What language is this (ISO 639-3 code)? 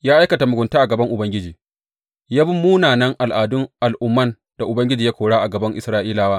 hau